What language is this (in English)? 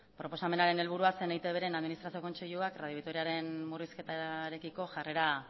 Basque